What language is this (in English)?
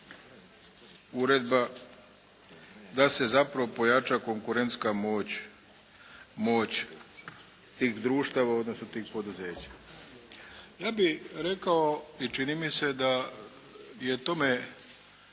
Croatian